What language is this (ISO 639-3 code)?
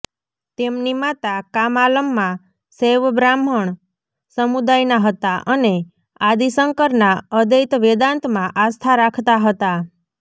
guj